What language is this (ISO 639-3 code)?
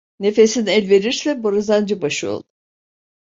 tur